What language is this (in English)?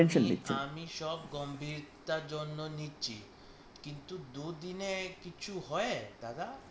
Bangla